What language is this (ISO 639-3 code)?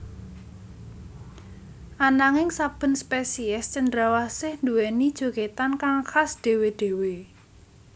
jav